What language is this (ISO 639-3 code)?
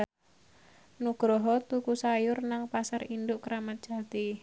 jav